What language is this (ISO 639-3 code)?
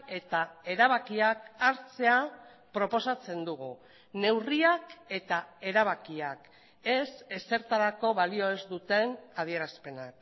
eus